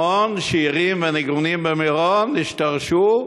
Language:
Hebrew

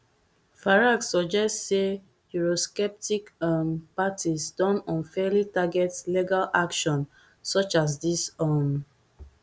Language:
Nigerian Pidgin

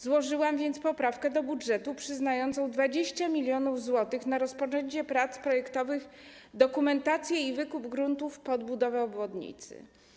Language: Polish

